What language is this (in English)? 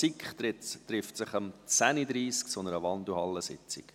Swiss German